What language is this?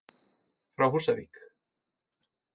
Icelandic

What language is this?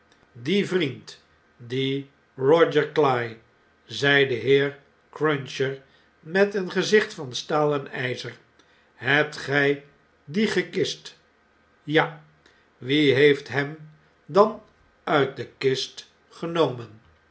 Dutch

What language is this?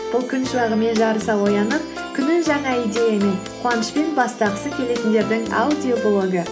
Kazakh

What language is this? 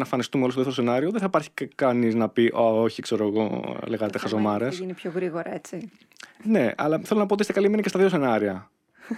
Greek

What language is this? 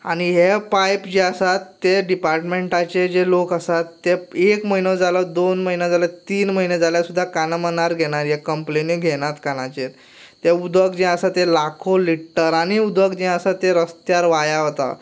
Konkani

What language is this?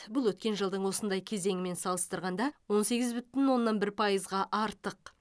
Kazakh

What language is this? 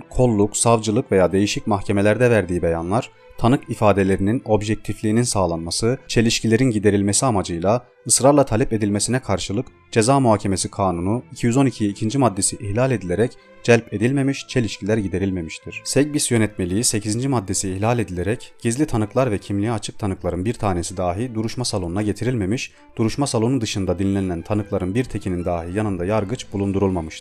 Turkish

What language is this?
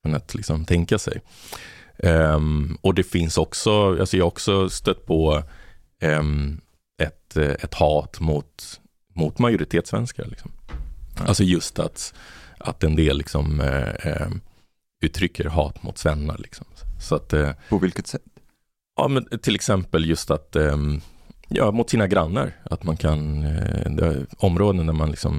Swedish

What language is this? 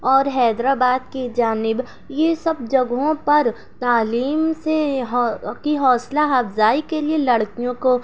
Urdu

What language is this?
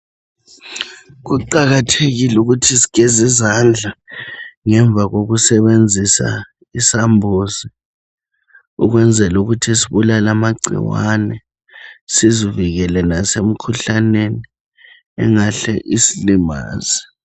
North Ndebele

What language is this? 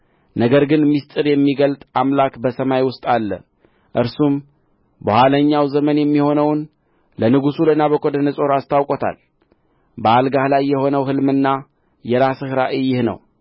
Amharic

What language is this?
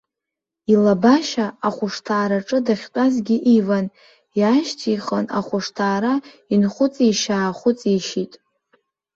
Abkhazian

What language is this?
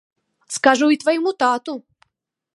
Belarusian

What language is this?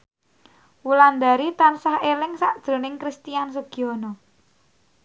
Javanese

